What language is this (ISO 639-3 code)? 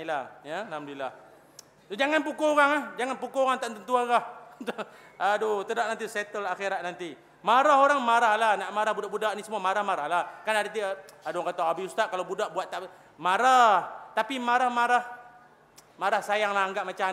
msa